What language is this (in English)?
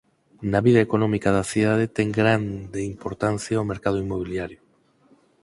Galician